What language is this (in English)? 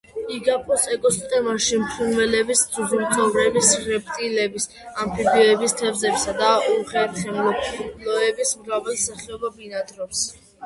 Georgian